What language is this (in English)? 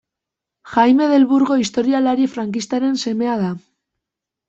Basque